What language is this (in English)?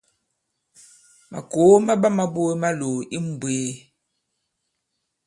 Bankon